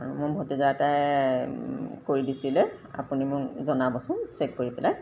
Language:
Assamese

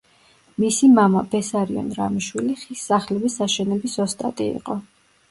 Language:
Georgian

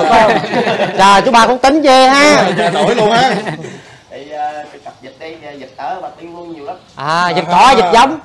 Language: Vietnamese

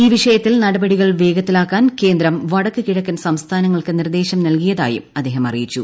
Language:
Malayalam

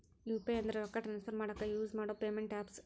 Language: Kannada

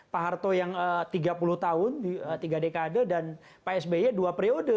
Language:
Indonesian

